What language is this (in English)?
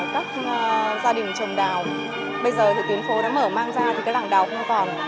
Vietnamese